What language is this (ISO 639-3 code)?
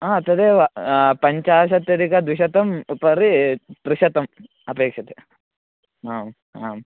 san